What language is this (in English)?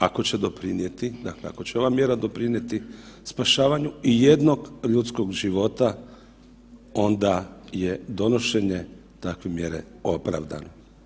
Croatian